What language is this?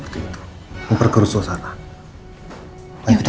Indonesian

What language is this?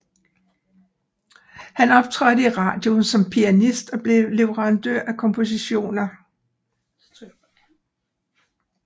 Danish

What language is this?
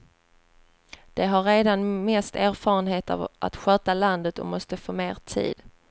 Swedish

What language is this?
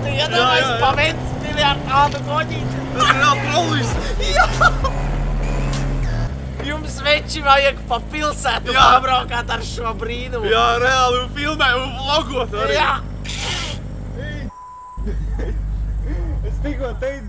Latvian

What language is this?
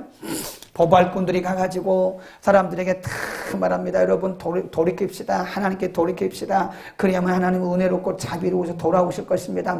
Korean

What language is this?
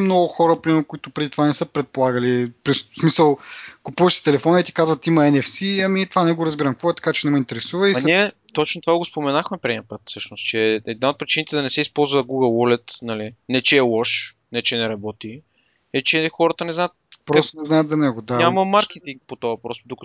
Bulgarian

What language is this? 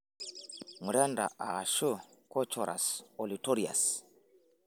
Masai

